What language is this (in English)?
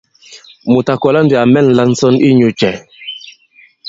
Bankon